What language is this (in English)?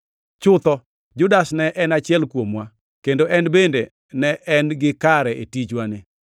Luo (Kenya and Tanzania)